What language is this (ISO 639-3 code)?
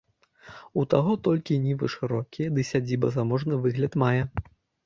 bel